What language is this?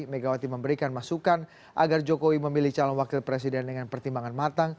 Indonesian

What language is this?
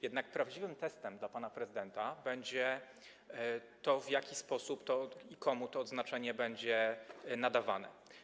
Polish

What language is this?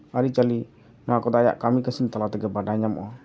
Santali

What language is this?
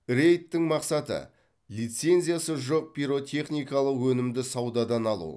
Kazakh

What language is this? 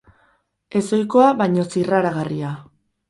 Basque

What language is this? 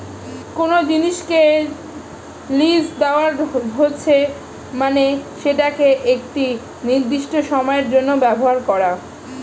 Bangla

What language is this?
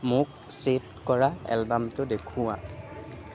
Assamese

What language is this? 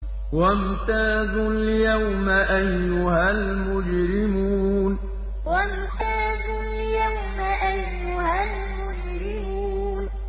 Arabic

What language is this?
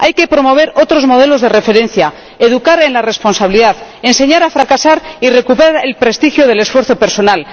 Spanish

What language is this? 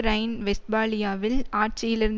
Tamil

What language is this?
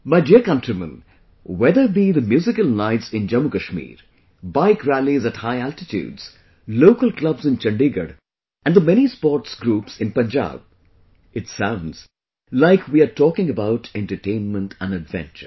English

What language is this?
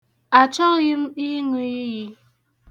Igbo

